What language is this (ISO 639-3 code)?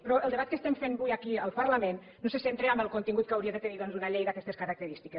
cat